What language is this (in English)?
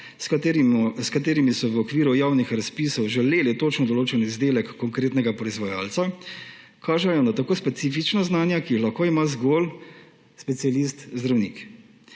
Slovenian